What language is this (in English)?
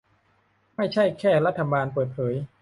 Thai